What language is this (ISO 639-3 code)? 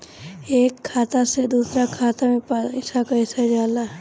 bho